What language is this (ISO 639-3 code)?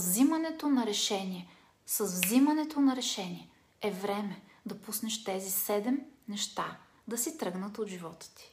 bul